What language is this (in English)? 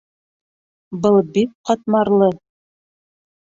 Bashkir